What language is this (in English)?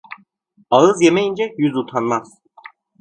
Turkish